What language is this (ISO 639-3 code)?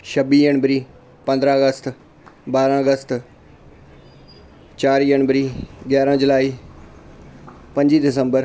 doi